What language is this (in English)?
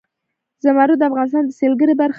Pashto